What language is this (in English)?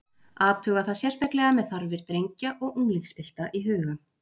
Icelandic